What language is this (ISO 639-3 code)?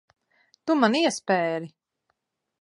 lav